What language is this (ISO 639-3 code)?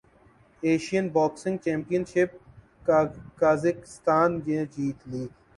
urd